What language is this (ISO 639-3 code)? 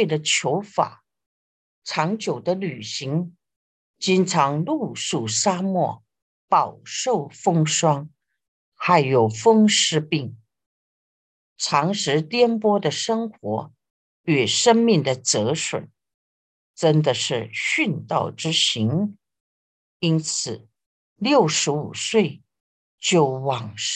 zho